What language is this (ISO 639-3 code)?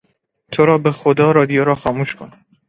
fas